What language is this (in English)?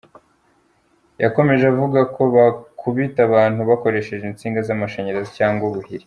Kinyarwanda